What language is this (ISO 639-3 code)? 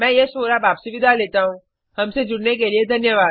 hin